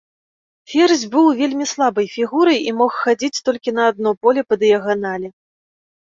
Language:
Belarusian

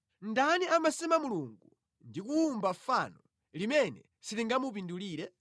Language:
Nyanja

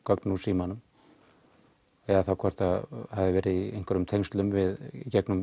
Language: Icelandic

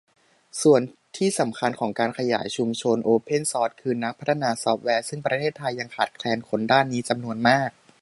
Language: Thai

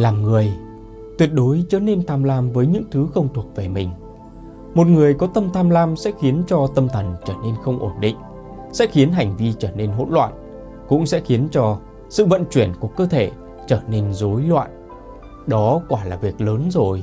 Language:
Vietnamese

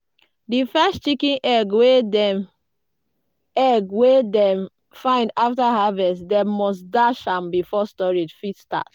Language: Nigerian Pidgin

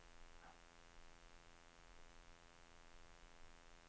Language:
Danish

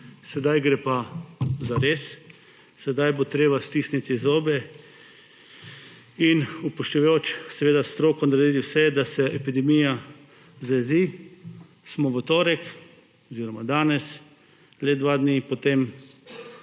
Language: Slovenian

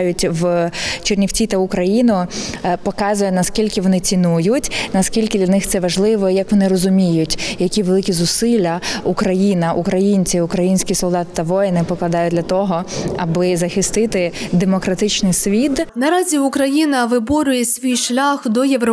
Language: Ukrainian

